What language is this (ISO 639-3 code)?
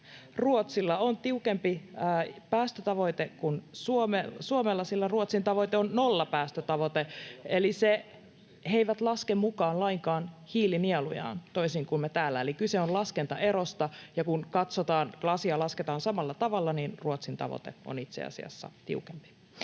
fin